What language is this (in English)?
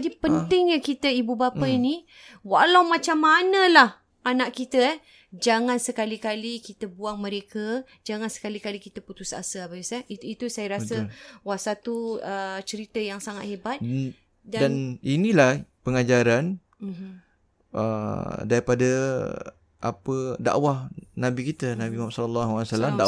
Malay